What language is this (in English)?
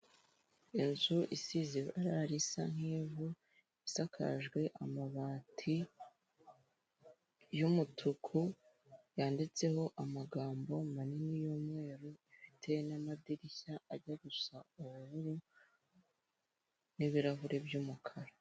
Kinyarwanda